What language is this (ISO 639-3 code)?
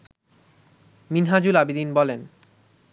ben